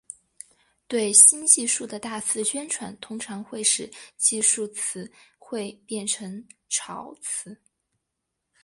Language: Chinese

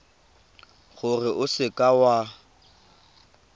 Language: Tswana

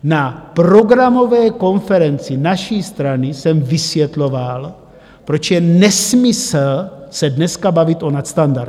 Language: Czech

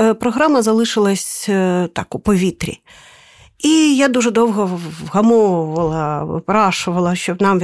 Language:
Ukrainian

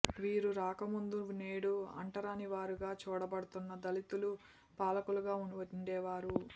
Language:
Telugu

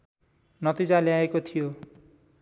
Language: Nepali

